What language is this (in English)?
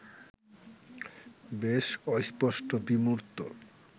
Bangla